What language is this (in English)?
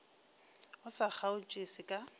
Northern Sotho